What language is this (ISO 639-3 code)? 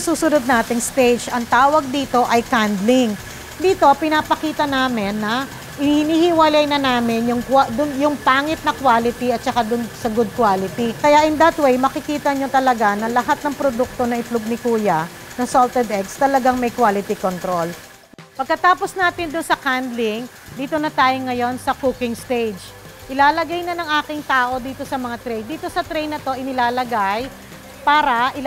fil